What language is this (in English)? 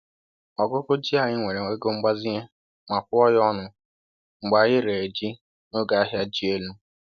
Igbo